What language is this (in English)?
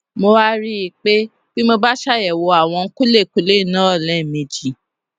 Yoruba